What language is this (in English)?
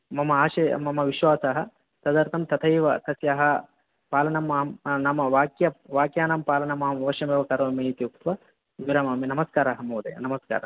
Sanskrit